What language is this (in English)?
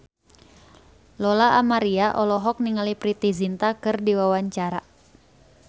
Sundanese